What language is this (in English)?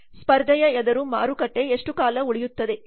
Kannada